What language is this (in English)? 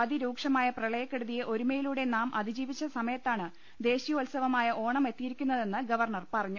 Malayalam